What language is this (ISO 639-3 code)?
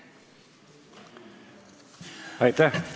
est